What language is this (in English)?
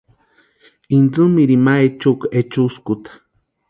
Western Highland Purepecha